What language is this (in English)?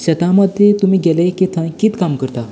Konkani